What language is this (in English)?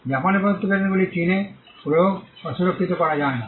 Bangla